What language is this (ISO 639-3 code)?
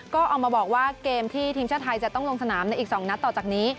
tha